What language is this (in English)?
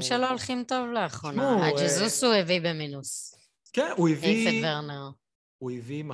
Hebrew